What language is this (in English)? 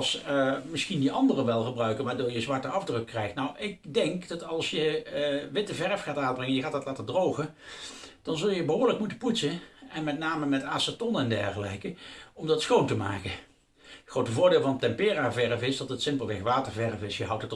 Dutch